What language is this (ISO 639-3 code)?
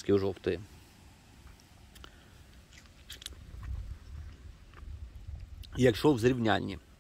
ukr